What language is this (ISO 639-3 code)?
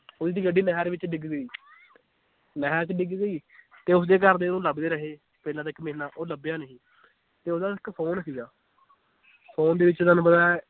pan